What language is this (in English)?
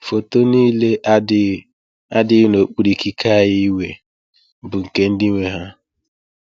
Igbo